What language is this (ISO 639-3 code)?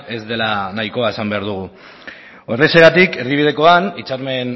eus